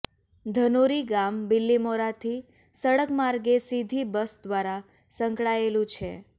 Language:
Gujarati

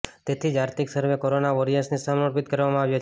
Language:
Gujarati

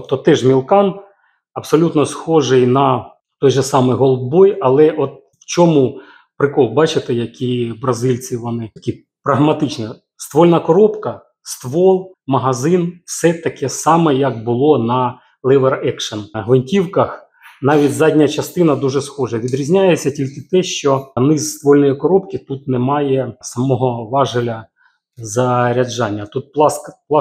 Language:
Ukrainian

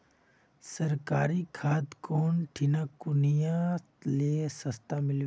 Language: Magahi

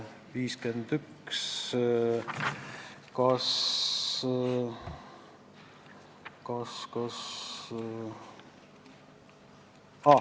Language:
Estonian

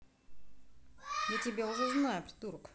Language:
Russian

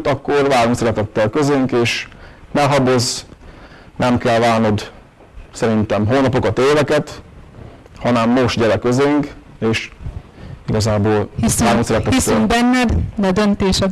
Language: Hungarian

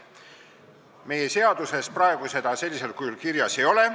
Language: Estonian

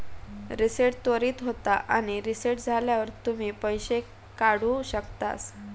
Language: Marathi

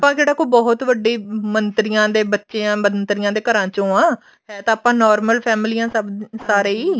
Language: Punjabi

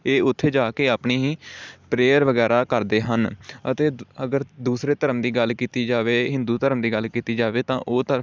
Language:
Punjabi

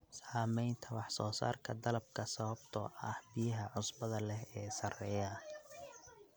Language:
Somali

